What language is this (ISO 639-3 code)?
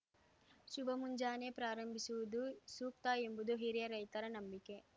kan